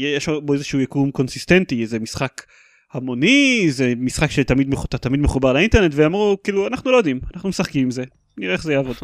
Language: Hebrew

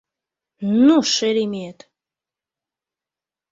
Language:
Mari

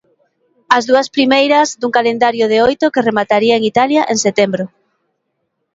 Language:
Galician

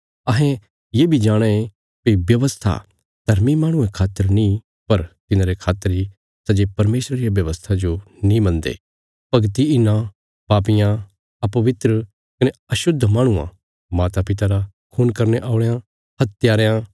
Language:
Bilaspuri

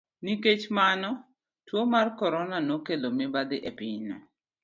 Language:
Luo (Kenya and Tanzania)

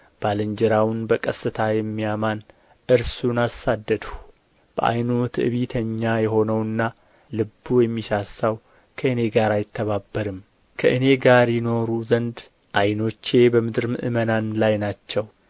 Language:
Amharic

